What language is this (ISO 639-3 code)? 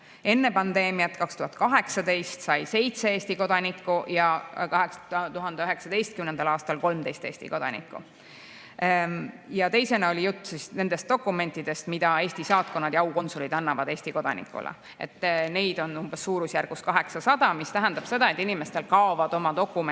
est